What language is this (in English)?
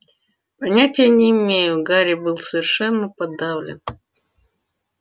Russian